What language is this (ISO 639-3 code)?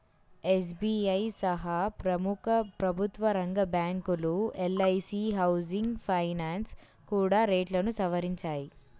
tel